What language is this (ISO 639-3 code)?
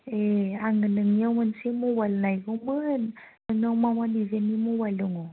brx